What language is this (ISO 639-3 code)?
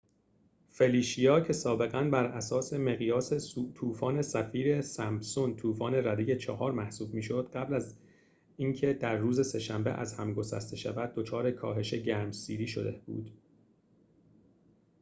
fas